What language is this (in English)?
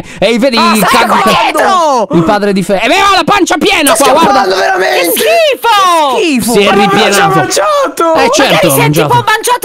Italian